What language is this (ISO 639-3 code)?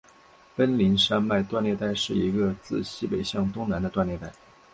zho